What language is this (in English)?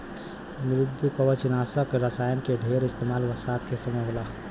Bhojpuri